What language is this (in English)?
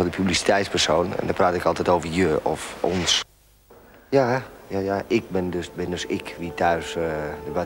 Dutch